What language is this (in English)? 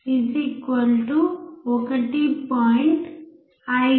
Telugu